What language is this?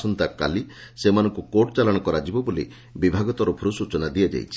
Odia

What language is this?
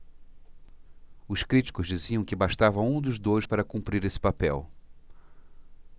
Portuguese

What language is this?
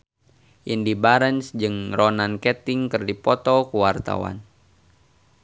Sundanese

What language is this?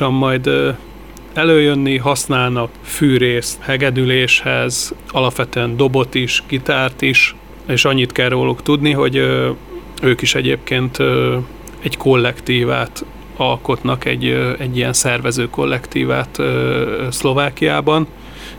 Hungarian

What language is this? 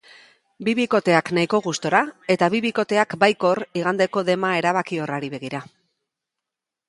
Basque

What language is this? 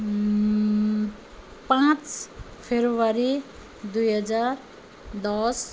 Nepali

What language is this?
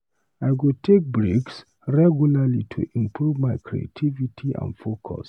Nigerian Pidgin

